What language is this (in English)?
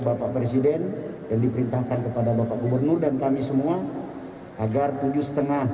Indonesian